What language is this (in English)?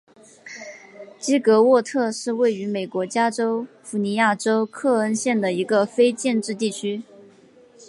Chinese